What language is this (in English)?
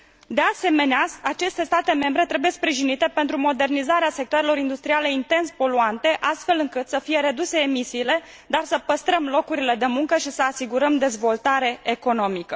Romanian